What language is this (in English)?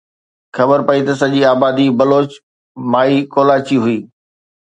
Sindhi